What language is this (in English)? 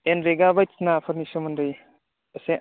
Bodo